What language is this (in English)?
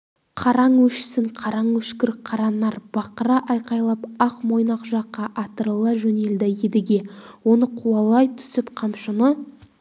Kazakh